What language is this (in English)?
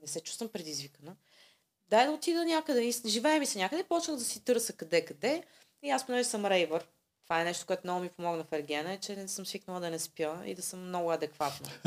Bulgarian